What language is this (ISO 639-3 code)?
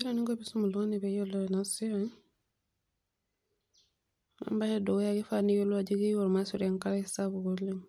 mas